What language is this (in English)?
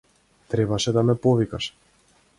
Macedonian